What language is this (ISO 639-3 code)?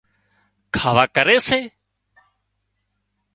kxp